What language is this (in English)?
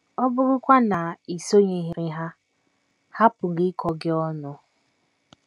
Igbo